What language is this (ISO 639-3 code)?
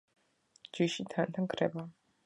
kat